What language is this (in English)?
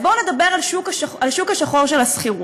Hebrew